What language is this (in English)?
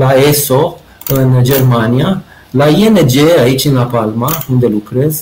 Romanian